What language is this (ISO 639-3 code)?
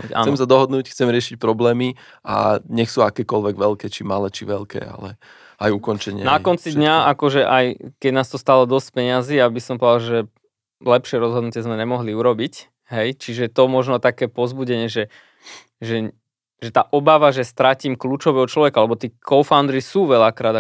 slk